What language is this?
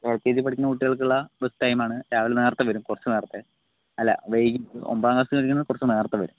Malayalam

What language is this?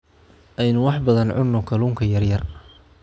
Somali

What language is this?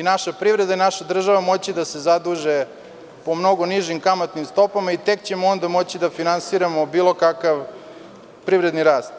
Serbian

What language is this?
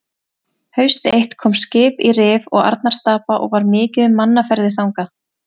Icelandic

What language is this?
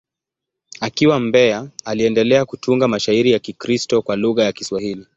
Swahili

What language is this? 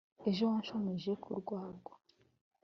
Kinyarwanda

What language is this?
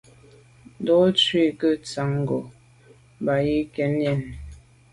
Medumba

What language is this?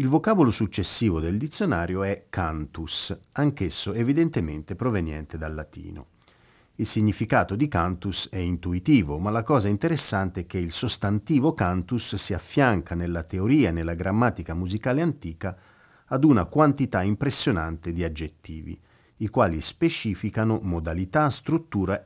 Italian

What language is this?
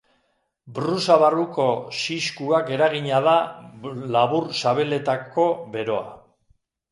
Basque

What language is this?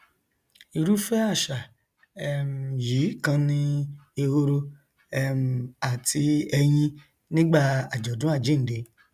Yoruba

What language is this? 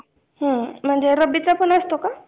Marathi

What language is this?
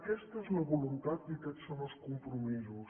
Catalan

